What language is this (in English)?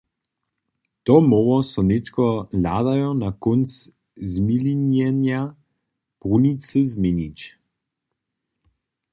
Upper Sorbian